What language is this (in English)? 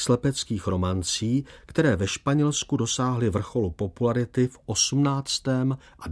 Czech